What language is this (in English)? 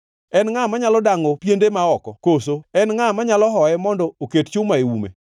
Luo (Kenya and Tanzania)